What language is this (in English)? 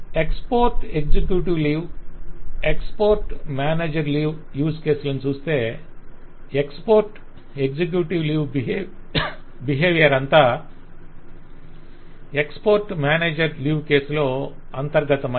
Telugu